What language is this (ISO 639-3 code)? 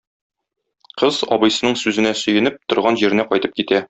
tat